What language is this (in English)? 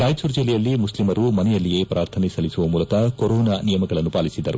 Kannada